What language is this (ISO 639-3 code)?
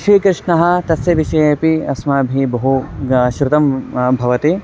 san